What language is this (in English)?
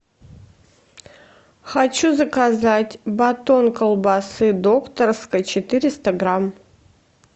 Russian